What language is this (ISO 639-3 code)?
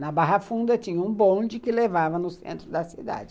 por